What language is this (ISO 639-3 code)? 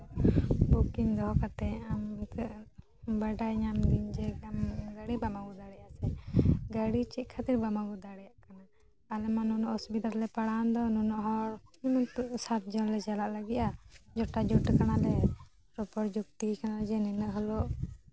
sat